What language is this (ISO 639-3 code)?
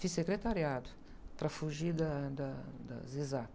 por